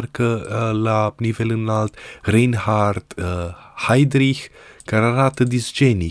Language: Romanian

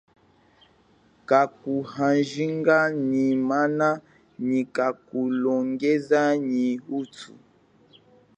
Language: Chokwe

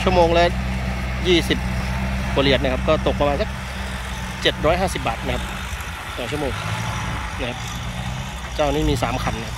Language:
Thai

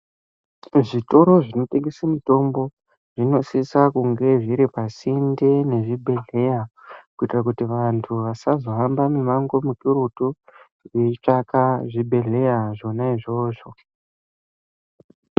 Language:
Ndau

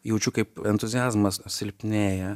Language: Lithuanian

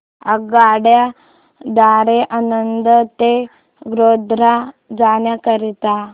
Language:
Marathi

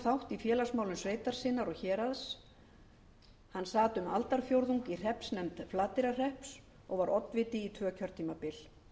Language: Icelandic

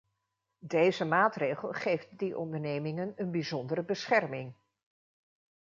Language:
Dutch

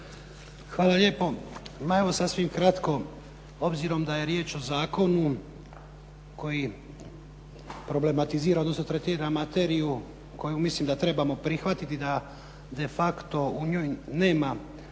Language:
Croatian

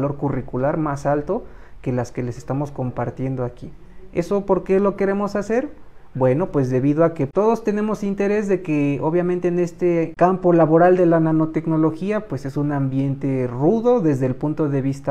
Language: Spanish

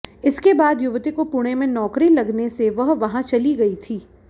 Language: Hindi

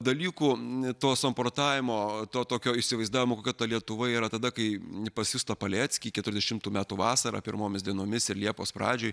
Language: Lithuanian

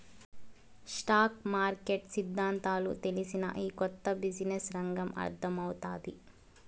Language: Telugu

